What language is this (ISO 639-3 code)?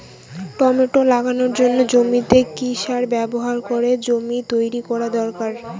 ben